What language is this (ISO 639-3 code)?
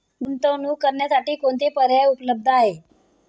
mar